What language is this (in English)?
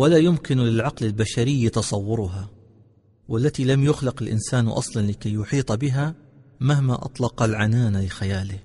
Arabic